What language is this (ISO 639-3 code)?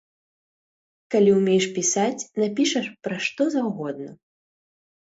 bel